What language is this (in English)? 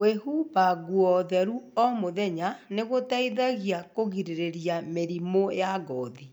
Kikuyu